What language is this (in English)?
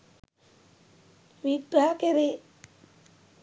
Sinhala